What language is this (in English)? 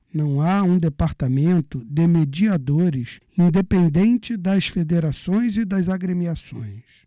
Portuguese